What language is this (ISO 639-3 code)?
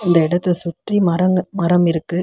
tam